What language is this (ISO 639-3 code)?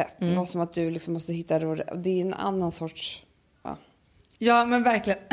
swe